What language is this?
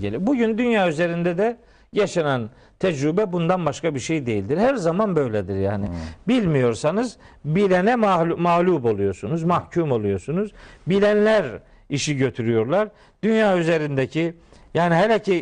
Turkish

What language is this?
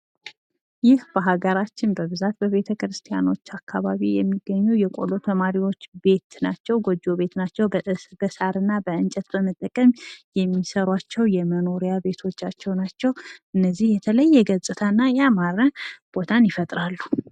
Amharic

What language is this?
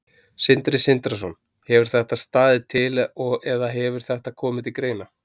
Icelandic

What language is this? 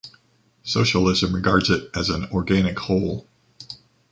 English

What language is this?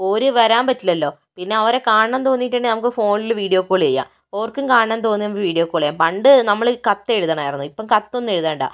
Malayalam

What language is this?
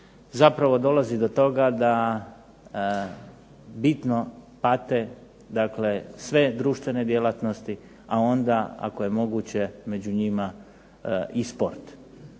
Croatian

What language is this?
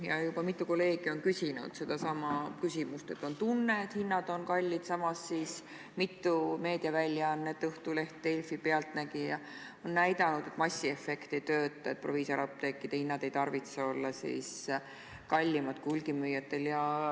Estonian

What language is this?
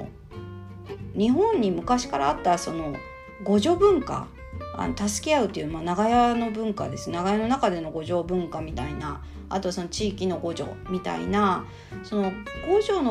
Japanese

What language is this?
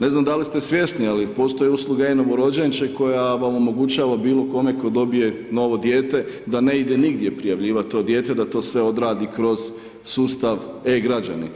Croatian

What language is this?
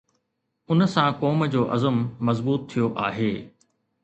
Sindhi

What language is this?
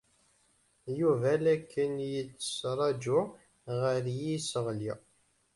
Kabyle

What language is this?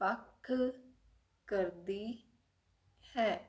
Punjabi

